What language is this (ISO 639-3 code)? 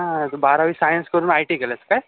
mar